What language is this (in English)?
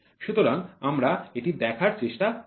Bangla